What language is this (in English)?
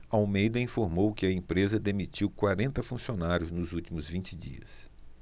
Portuguese